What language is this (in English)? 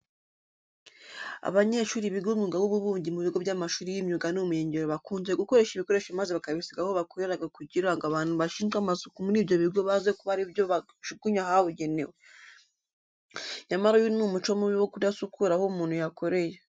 Kinyarwanda